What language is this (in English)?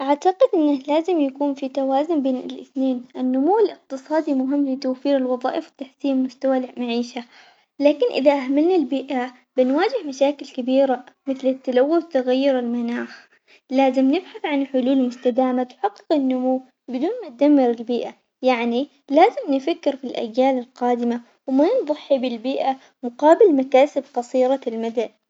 Omani Arabic